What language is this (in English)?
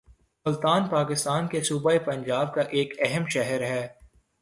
Urdu